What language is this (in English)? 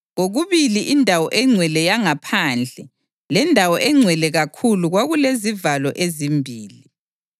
North Ndebele